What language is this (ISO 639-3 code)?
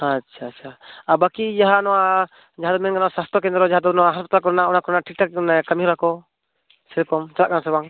sat